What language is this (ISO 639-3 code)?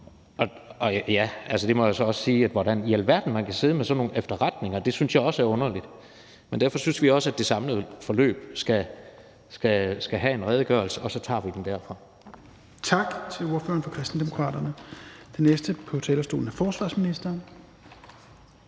dan